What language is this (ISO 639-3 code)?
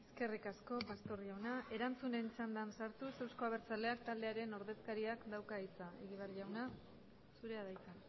eus